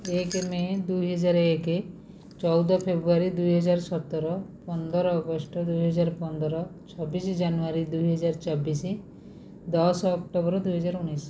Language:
Odia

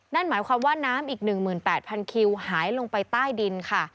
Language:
Thai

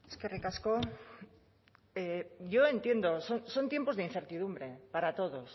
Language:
Spanish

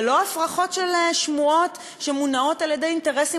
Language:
Hebrew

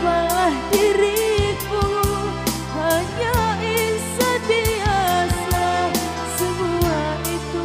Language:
Indonesian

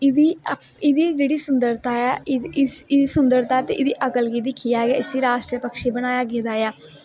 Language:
Dogri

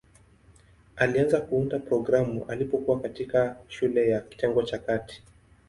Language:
Swahili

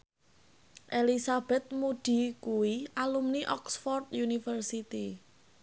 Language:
Javanese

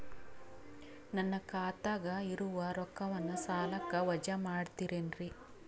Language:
Kannada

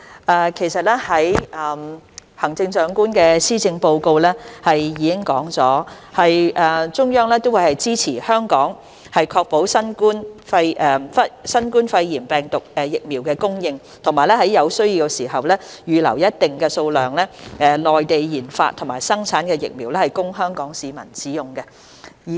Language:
Cantonese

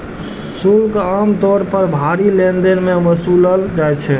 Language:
Maithili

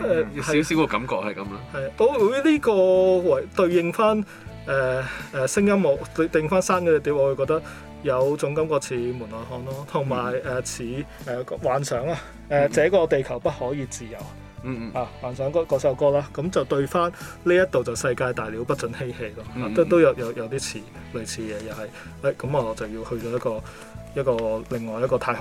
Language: Chinese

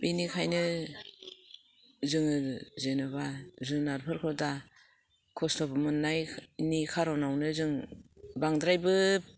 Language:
Bodo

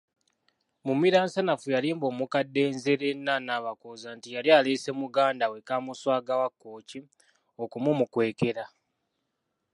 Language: Ganda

